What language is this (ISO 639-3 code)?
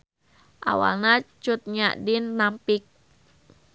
sun